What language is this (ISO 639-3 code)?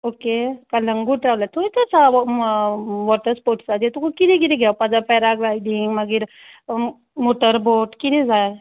kok